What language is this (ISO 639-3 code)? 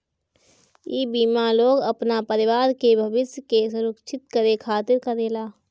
bho